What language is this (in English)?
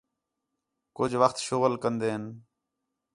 Khetrani